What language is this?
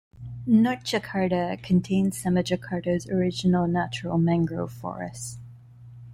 English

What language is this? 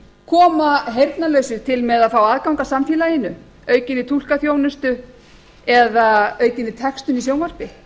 Icelandic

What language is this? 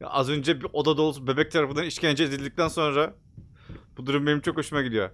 Turkish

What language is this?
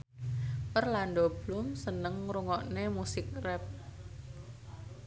Javanese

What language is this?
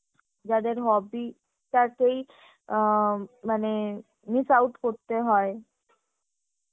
Bangla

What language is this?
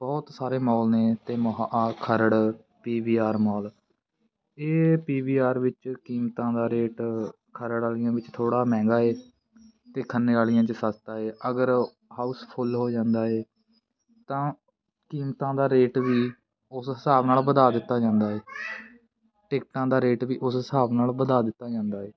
Punjabi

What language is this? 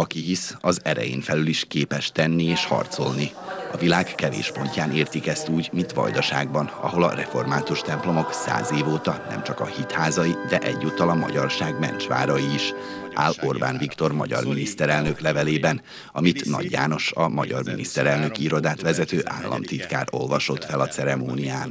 Hungarian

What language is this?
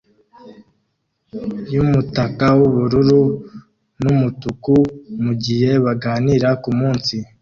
Kinyarwanda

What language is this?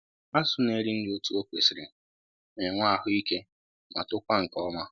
Igbo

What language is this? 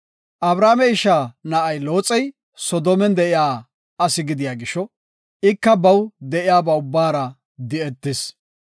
Gofa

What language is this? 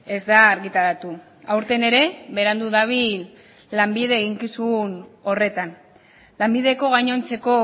Basque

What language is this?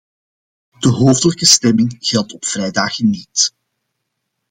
Dutch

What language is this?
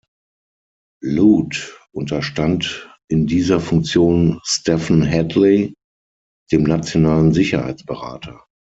German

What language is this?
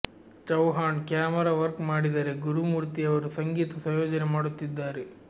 Kannada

